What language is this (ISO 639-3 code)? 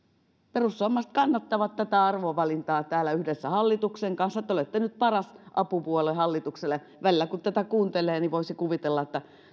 fin